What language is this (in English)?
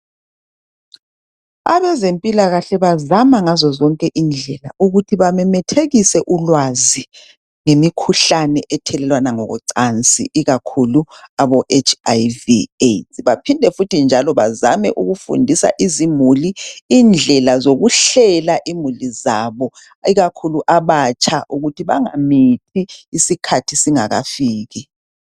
North Ndebele